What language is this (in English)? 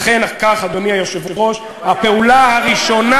Hebrew